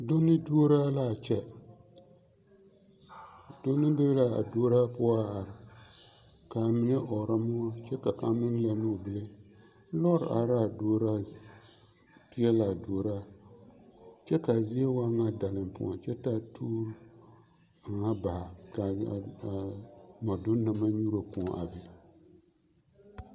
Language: Southern Dagaare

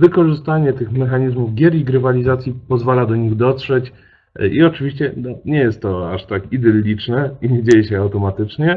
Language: Polish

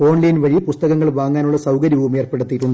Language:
Malayalam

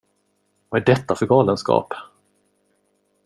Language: Swedish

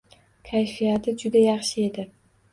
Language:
Uzbek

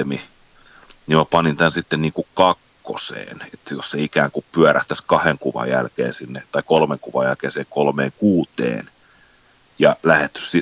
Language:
Finnish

